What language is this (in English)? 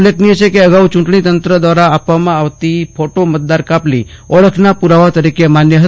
Gujarati